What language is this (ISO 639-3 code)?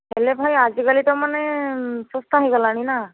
ori